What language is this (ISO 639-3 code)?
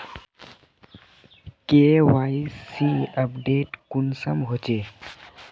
mag